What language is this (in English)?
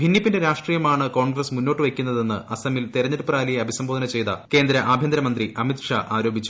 Malayalam